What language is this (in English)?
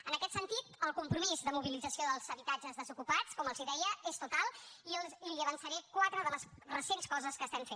Catalan